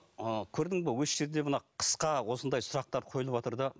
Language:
Kazakh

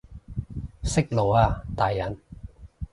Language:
Cantonese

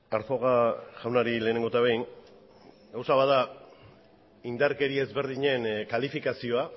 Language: Basque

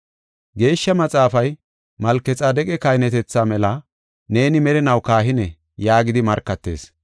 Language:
Gofa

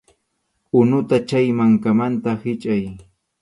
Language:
Arequipa-La Unión Quechua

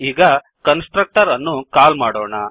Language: Kannada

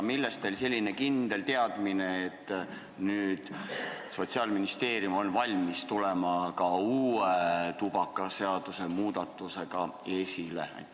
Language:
Estonian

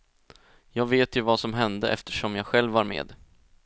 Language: Swedish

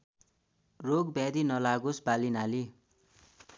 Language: Nepali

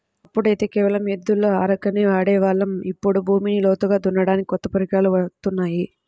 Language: Telugu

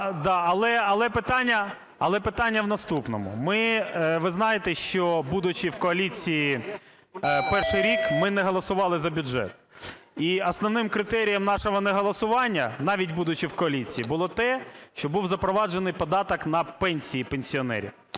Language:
Ukrainian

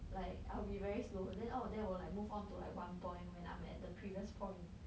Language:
English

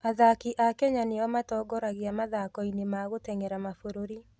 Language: Kikuyu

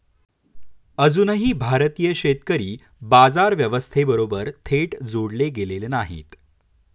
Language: Marathi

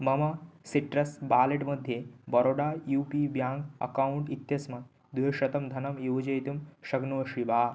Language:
Sanskrit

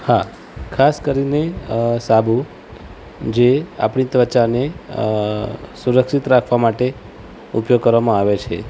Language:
Gujarati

